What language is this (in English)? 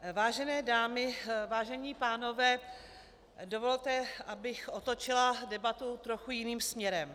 Czech